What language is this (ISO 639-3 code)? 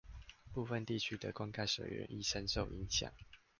zho